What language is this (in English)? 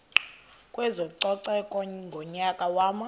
Xhosa